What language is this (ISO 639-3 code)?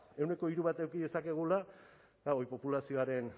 eus